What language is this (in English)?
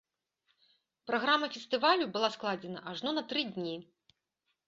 Belarusian